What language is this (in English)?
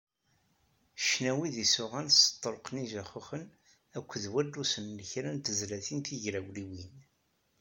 Kabyle